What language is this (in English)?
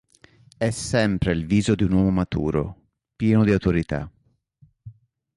Italian